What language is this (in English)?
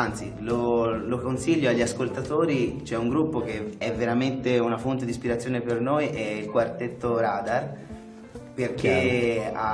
Italian